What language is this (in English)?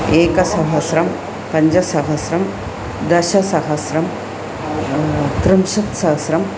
Sanskrit